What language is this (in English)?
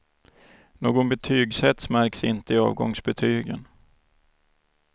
Swedish